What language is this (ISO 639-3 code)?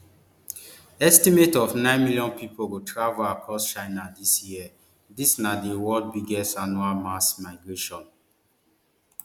pcm